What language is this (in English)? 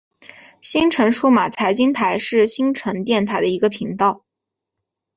Chinese